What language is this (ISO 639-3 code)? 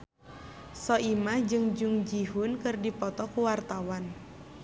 sun